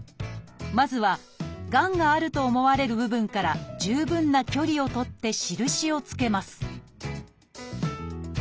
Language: Japanese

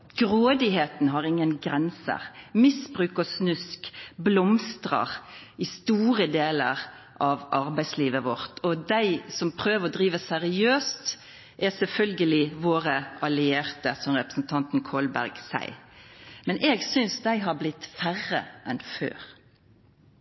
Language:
Norwegian Nynorsk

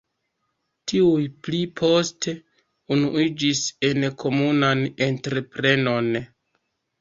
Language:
Esperanto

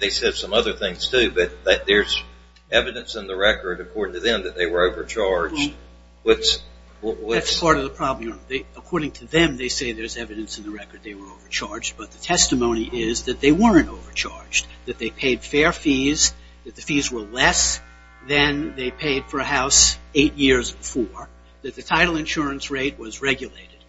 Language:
English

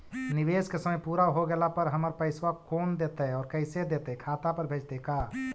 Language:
Magahi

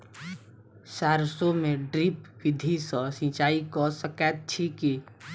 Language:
Maithili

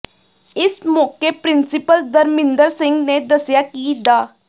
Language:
Punjabi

